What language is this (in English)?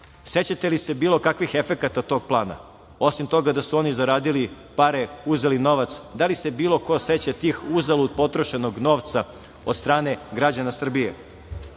Serbian